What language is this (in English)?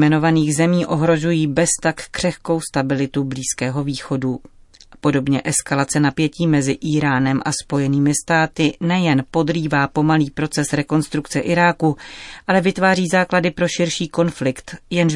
Czech